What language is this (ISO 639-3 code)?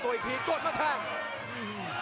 tha